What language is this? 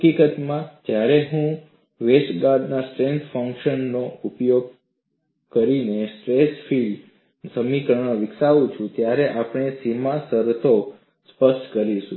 Gujarati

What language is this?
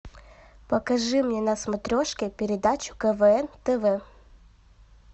Russian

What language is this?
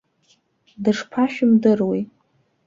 Abkhazian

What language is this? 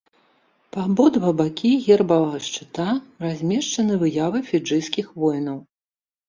Belarusian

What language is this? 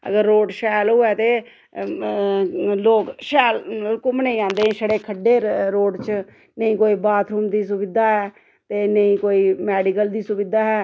Dogri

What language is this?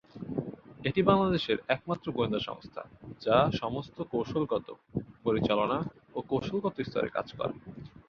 Bangla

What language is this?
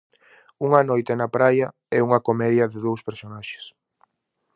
Galician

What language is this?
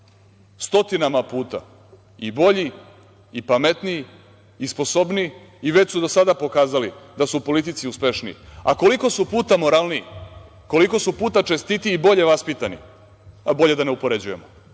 Serbian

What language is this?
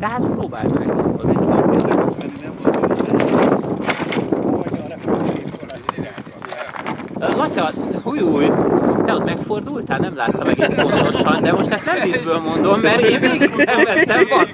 Hungarian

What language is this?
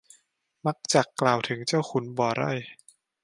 Thai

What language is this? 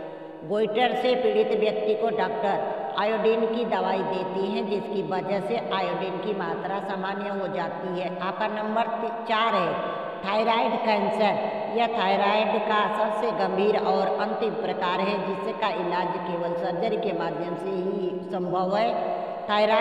Hindi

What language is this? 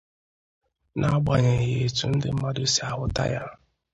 Igbo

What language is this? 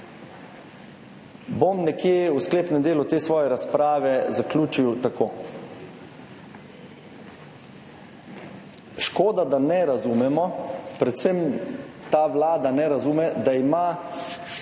Slovenian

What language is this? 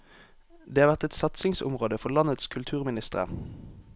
Norwegian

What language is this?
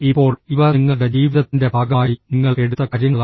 Malayalam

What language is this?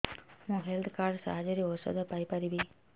Odia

